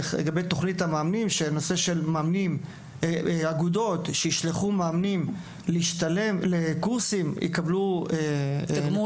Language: Hebrew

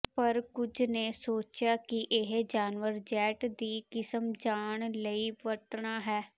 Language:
Punjabi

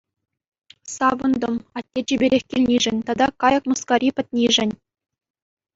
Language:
Chuvash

